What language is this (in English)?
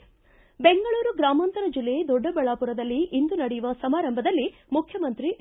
Kannada